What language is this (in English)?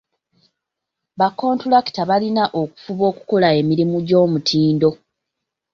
Ganda